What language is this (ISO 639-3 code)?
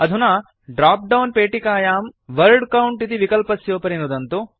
san